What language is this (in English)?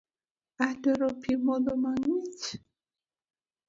Luo (Kenya and Tanzania)